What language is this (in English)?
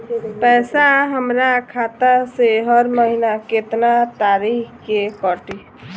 Bhojpuri